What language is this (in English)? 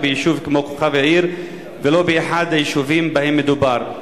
Hebrew